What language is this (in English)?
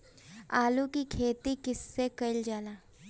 Bhojpuri